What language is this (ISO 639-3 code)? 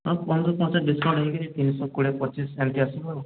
ori